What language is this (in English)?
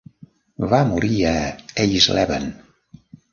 Catalan